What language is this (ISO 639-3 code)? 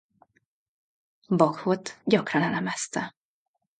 hun